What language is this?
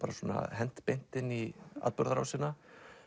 Icelandic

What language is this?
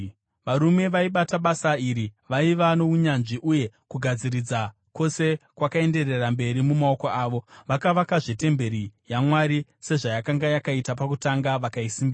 Shona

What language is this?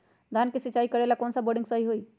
Magahi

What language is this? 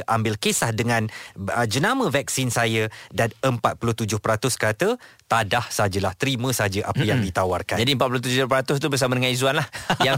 Malay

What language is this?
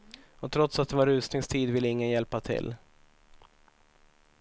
Swedish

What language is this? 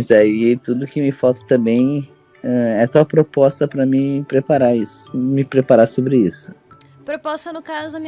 Portuguese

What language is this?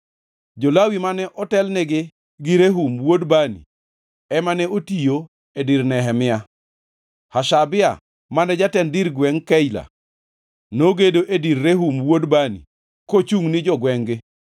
Luo (Kenya and Tanzania)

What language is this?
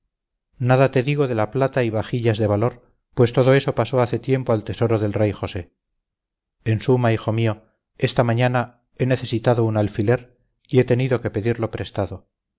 Spanish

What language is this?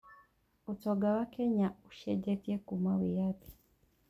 Kikuyu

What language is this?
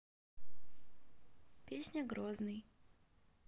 Russian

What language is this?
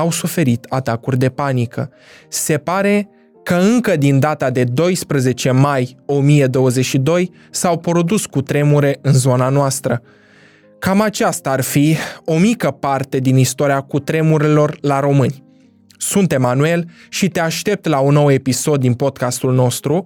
Romanian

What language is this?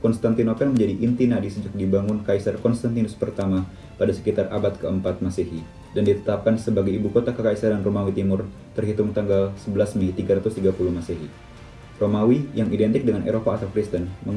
Indonesian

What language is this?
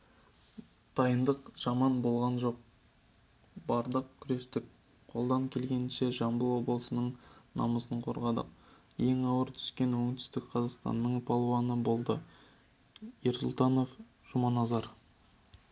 Kazakh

